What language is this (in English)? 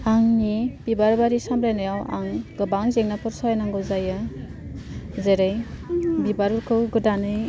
Bodo